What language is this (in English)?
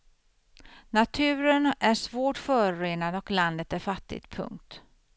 Swedish